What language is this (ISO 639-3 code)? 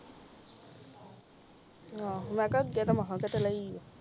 pan